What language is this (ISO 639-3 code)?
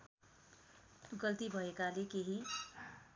nep